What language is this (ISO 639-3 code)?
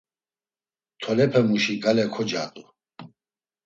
lzz